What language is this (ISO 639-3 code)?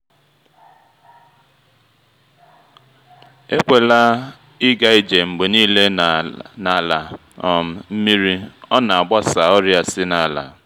ibo